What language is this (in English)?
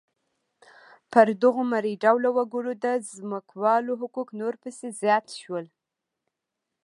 Pashto